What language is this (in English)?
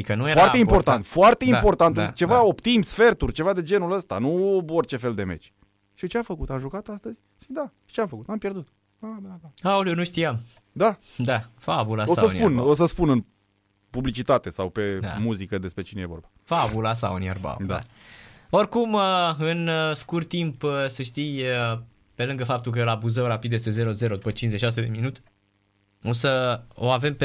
Romanian